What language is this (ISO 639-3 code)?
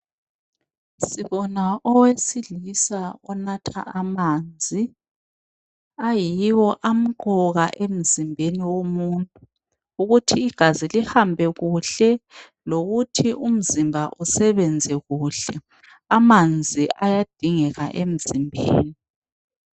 nde